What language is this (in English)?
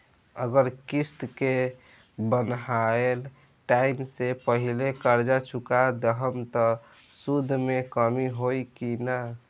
Bhojpuri